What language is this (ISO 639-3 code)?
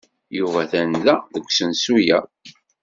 kab